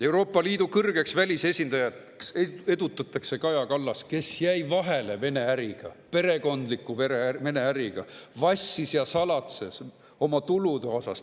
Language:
Estonian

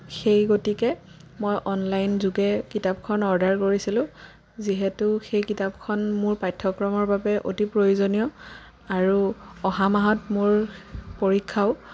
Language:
Assamese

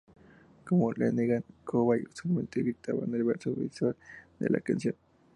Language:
Spanish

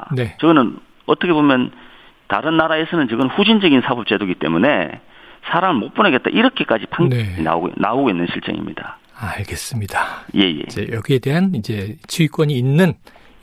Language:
Korean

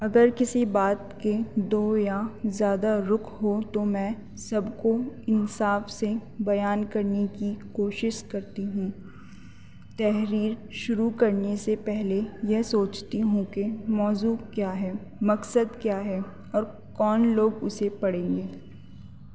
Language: Urdu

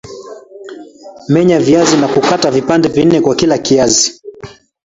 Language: Swahili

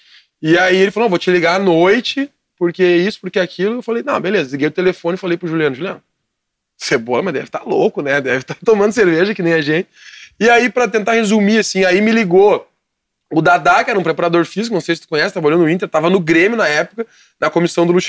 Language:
Portuguese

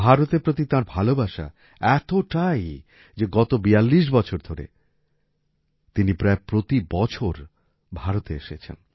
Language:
Bangla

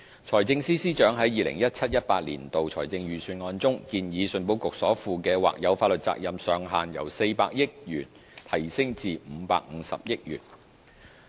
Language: Cantonese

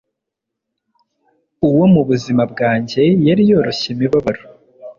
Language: Kinyarwanda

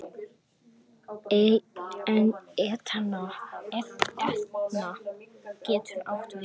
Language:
Icelandic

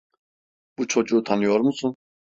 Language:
Turkish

